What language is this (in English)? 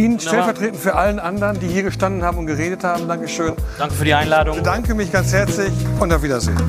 German